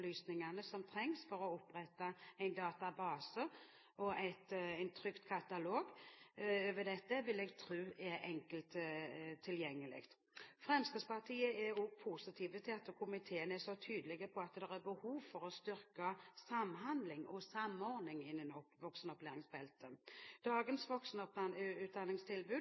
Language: Norwegian Bokmål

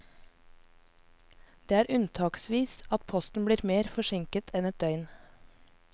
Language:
Norwegian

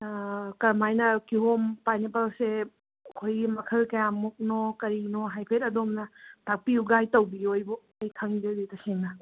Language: Manipuri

